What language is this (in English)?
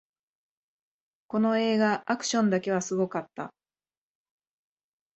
Japanese